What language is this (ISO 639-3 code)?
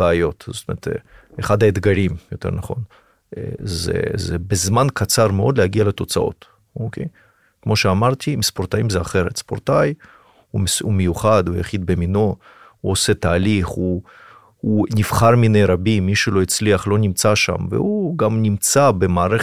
heb